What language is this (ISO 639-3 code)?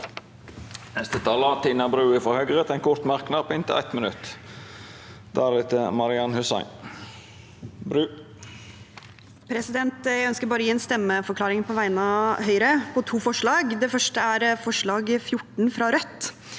nor